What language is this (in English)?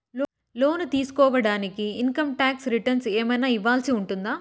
Telugu